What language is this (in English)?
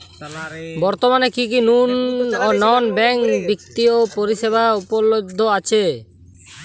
Bangla